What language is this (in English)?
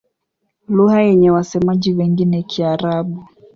Swahili